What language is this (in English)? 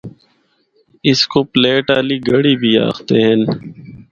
Northern Hindko